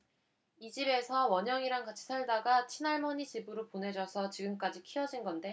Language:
Korean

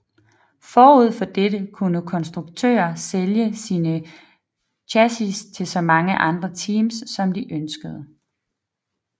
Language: Danish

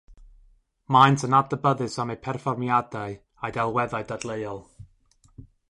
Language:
Welsh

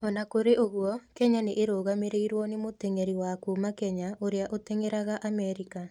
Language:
Kikuyu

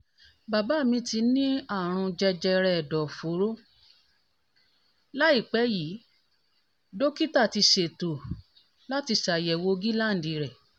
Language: Yoruba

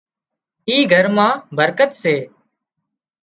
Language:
Wadiyara Koli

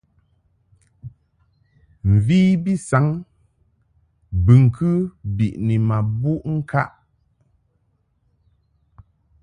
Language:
Mungaka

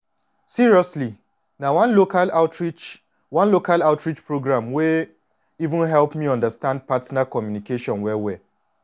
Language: Nigerian Pidgin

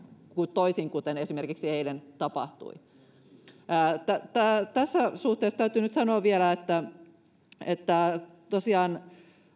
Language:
Finnish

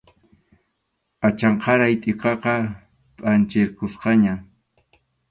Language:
Arequipa-La Unión Quechua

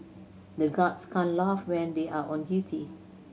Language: English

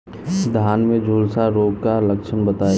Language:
Bhojpuri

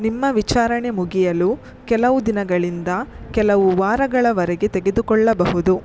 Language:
Kannada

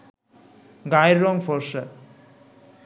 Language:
Bangla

